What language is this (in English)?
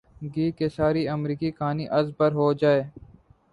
Urdu